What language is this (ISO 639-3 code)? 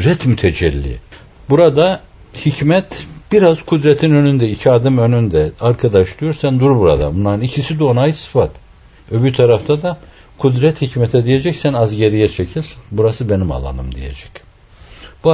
tur